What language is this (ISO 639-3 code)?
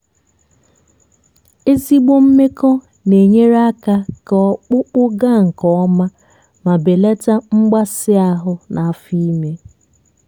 ibo